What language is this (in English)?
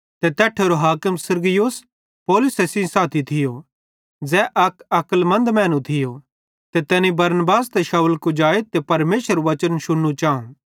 Bhadrawahi